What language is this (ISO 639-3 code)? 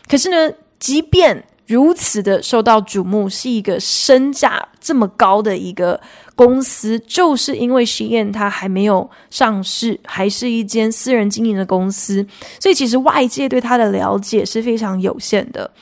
zho